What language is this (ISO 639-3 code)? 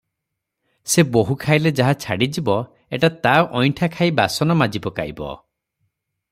ori